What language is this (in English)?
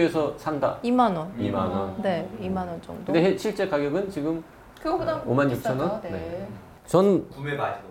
Korean